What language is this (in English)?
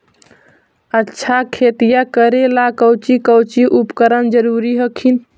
Magahi